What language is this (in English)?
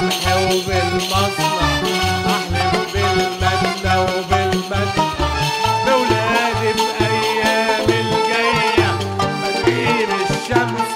Arabic